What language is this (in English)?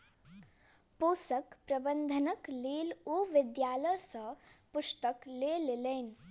Maithili